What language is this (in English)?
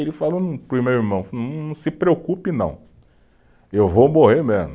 Portuguese